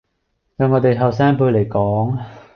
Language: Cantonese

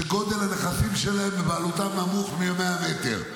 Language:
Hebrew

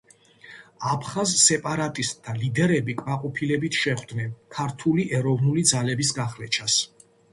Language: Georgian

